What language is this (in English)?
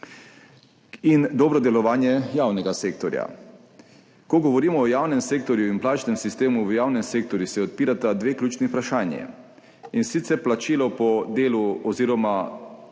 Slovenian